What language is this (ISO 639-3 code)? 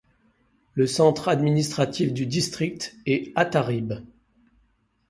fra